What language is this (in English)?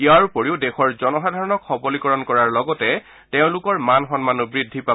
Assamese